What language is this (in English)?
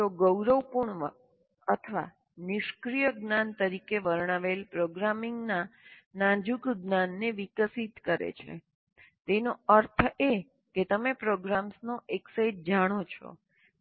Gujarati